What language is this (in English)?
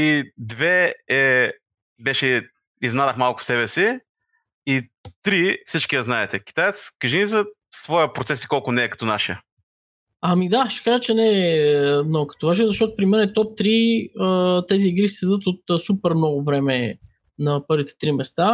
Bulgarian